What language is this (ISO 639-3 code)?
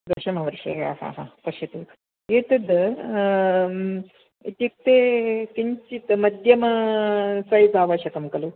san